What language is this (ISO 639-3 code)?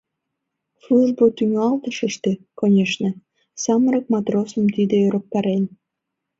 chm